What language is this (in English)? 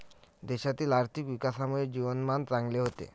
Marathi